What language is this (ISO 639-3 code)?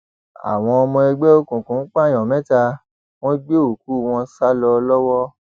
yor